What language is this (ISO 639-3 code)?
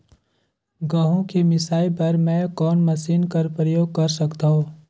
hne